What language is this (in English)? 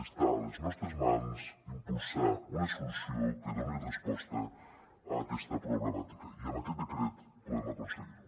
Catalan